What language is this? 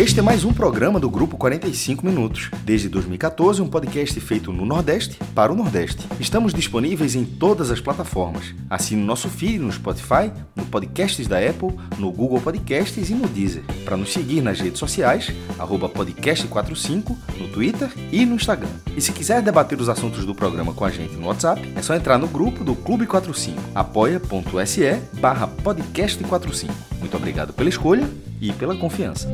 Portuguese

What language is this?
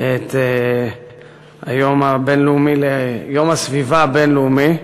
Hebrew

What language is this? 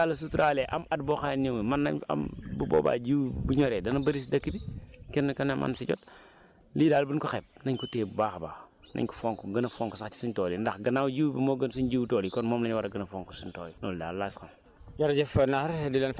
Wolof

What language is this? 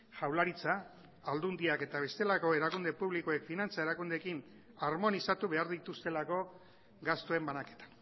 Basque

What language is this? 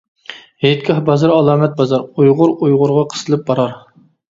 Uyghur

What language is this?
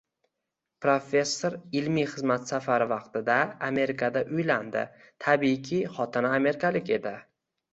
Uzbek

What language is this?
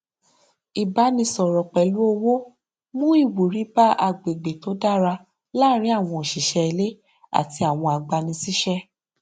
Yoruba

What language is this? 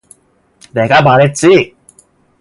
Korean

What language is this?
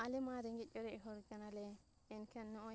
Santali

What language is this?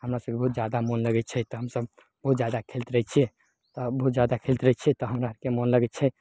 Maithili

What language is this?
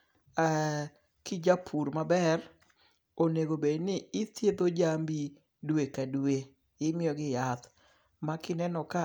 Luo (Kenya and Tanzania)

